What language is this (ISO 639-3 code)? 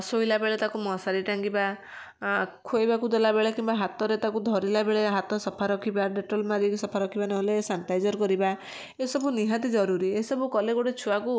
ori